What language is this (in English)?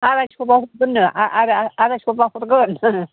Bodo